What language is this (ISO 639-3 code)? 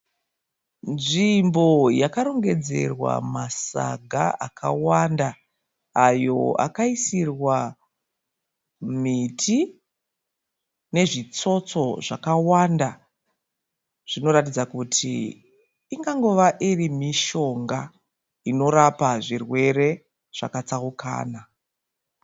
sna